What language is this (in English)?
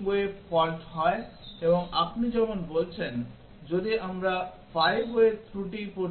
Bangla